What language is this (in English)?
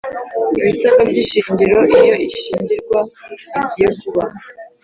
Kinyarwanda